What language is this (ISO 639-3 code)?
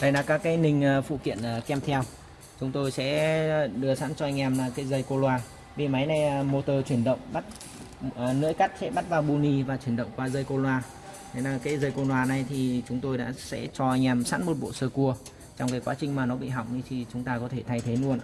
vie